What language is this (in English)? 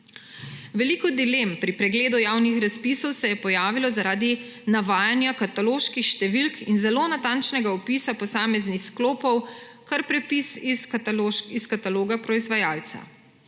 Slovenian